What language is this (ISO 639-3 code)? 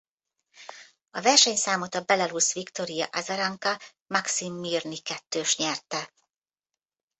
hun